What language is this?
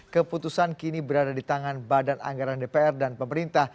Indonesian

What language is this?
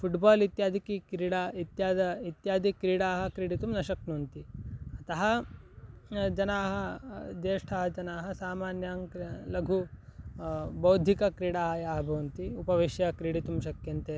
Sanskrit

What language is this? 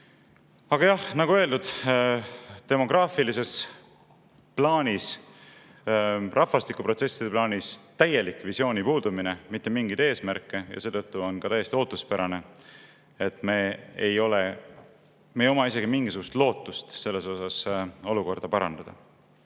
Estonian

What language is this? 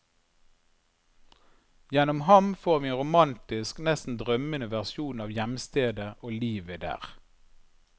Norwegian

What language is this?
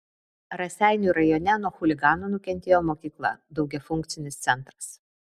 Lithuanian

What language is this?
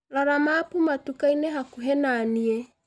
Kikuyu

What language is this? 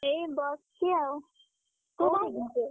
Odia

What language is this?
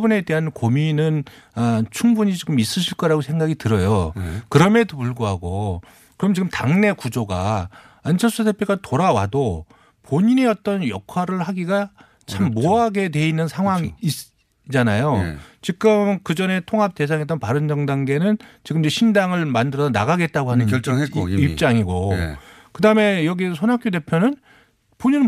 Korean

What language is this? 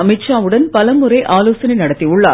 Tamil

